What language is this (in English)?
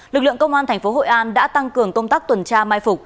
Vietnamese